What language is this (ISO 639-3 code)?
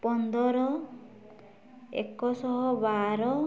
ori